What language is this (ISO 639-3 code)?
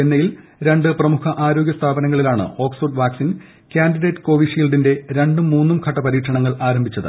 mal